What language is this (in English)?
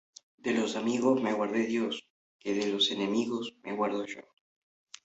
Spanish